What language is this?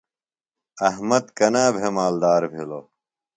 Phalura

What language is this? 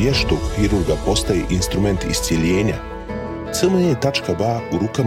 Croatian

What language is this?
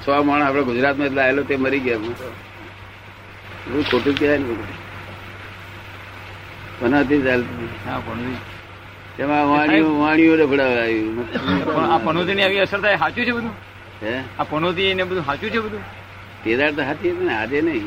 Gujarati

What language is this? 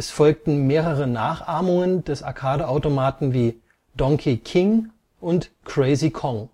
German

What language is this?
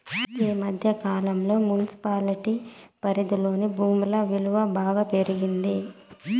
Telugu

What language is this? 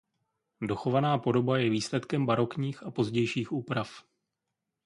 Czech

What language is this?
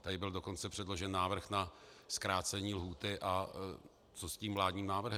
Czech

